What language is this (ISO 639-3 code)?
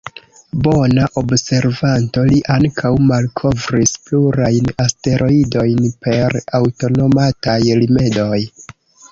epo